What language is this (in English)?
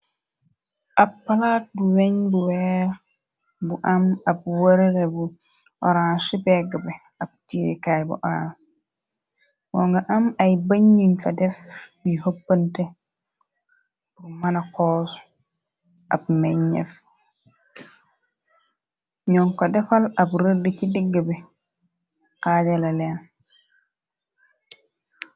Wolof